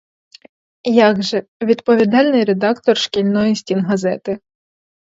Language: Ukrainian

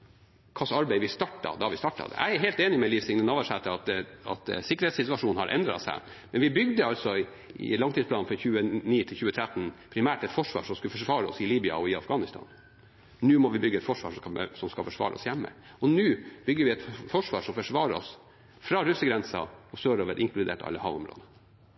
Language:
Norwegian Bokmål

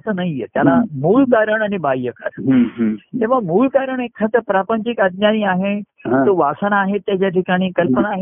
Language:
Marathi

